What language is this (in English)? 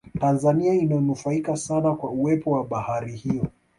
Swahili